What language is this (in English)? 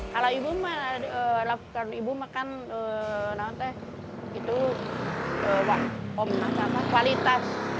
Indonesian